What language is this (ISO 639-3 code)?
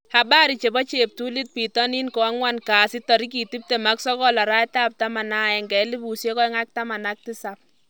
kln